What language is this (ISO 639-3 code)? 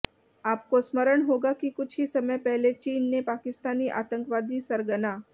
hin